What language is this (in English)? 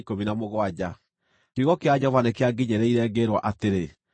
Kikuyu